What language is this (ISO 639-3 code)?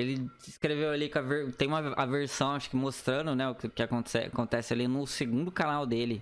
por